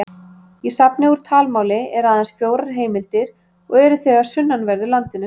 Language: Icelandic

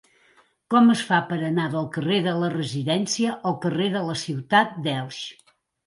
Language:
Catalan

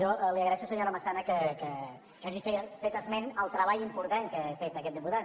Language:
Catalan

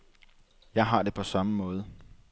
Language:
Danish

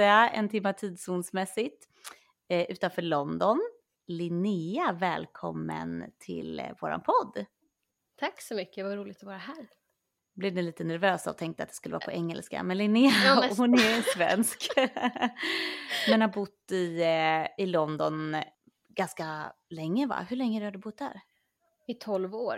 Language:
Swedish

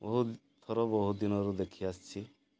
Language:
Odia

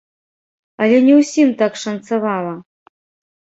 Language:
Belarusian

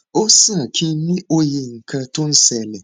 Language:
Yoruba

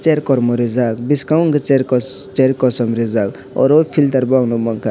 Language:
Kok Borok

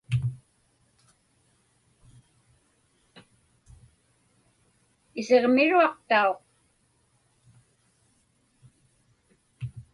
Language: Inupiaq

